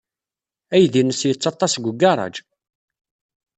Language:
Kabyle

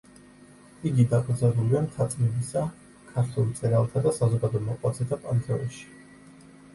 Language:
Georgian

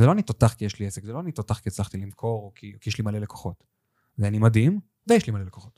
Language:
Hebrew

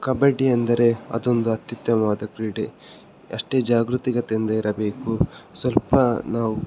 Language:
Kannada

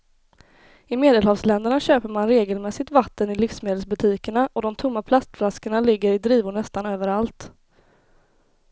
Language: Swedish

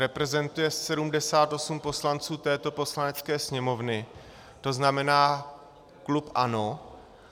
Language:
Czech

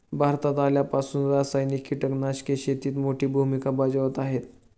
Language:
Marathi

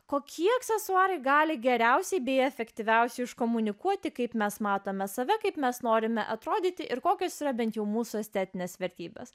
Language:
Lithuanian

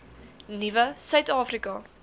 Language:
Afrikaans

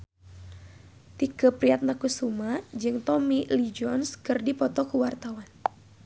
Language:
Sundanese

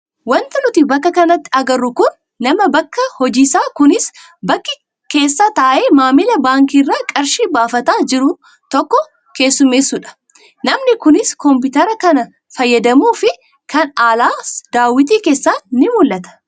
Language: Oromo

